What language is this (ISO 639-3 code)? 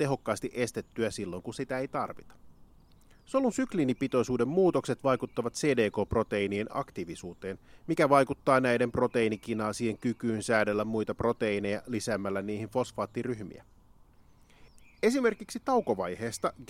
fin